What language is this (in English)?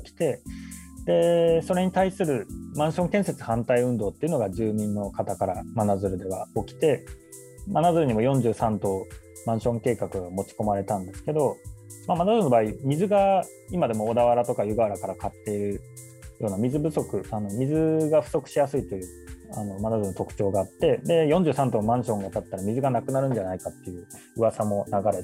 Japanese